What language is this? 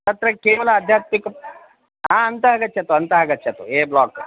Sanskrit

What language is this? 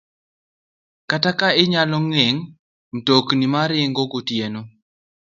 Luo (Kenya and Tanzania)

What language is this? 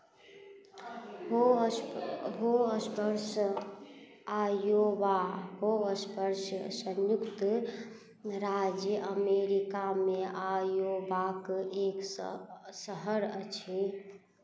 Maithili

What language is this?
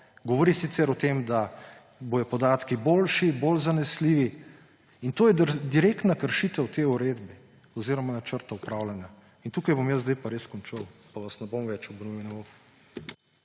Slovenian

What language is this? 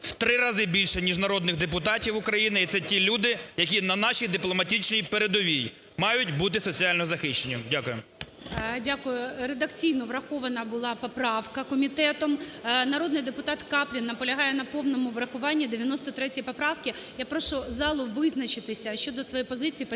Ukrainian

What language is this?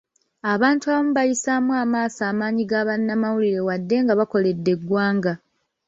Ganda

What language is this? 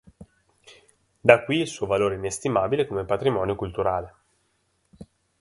Italian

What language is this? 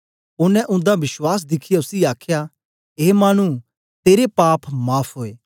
Dogri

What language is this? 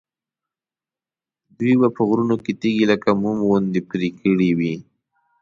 Pashto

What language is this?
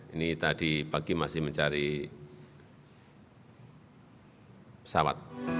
Indonesian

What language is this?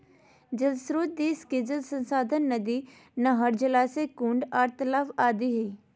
Magahi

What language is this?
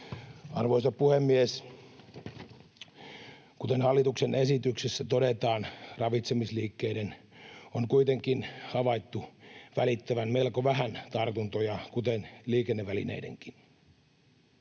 Finnish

